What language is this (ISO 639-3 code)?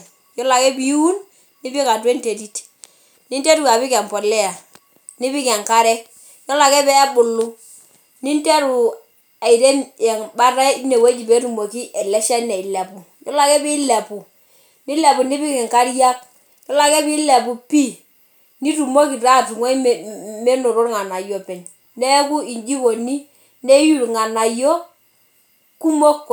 mas